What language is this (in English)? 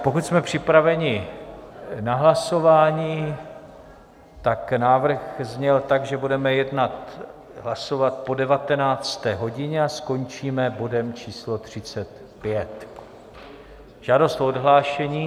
Czech